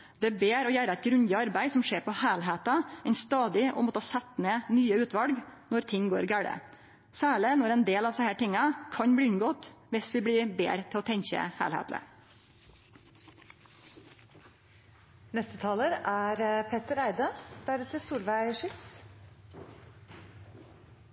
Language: Norwegian Nynorsk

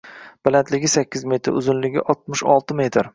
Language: Uzbek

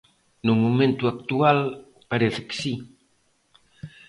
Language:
Galician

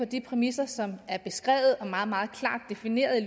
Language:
Danish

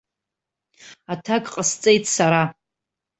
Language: Abkhazian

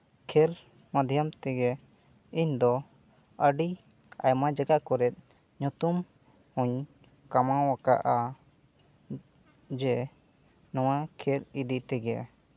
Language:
Santali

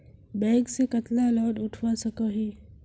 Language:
Magahi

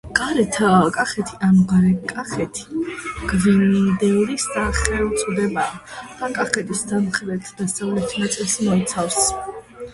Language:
Georgian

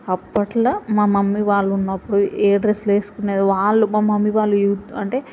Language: Telugu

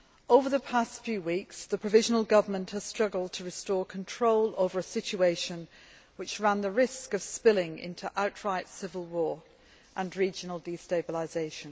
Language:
English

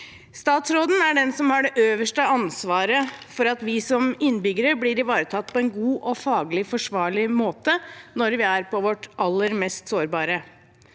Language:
Norwegian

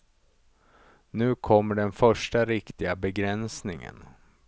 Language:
Swedish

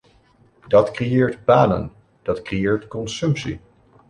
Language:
Dutch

